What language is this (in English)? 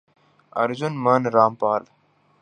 Urdu